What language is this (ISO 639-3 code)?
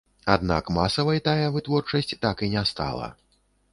bel